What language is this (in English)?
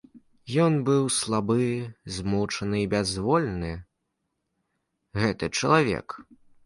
Belarusian